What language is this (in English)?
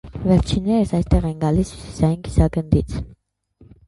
Armenian